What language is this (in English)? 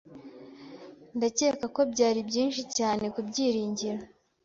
Kinyarwanda